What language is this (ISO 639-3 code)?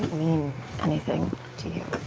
eng